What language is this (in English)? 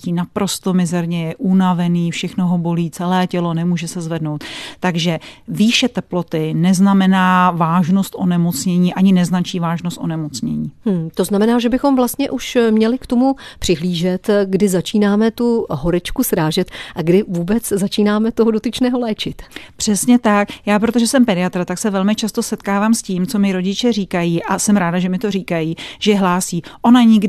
Czech